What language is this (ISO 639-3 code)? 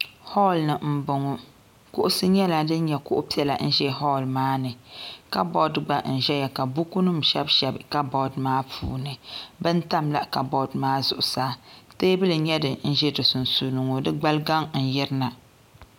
dag